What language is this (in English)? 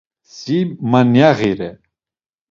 Laz